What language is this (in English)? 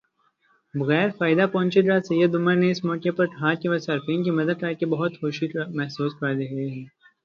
Urdu